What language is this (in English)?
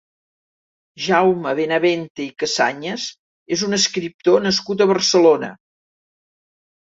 Catalan